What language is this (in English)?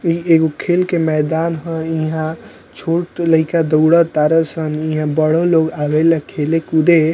Bhojpuri